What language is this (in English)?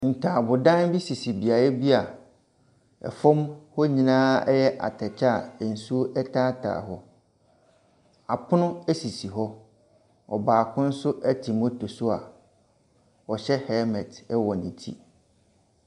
Akan